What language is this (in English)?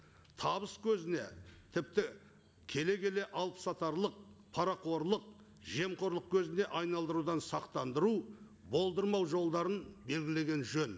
Kazakh